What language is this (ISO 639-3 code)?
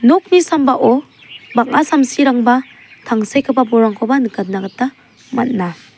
grt